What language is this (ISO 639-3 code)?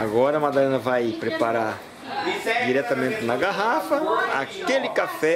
por